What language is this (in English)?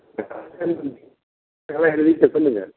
Tamil